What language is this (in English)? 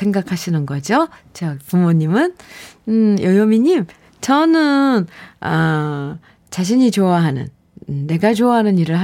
Korean